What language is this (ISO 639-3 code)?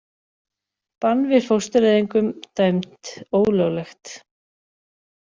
isl